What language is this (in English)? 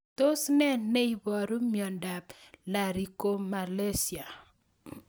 Kalenjin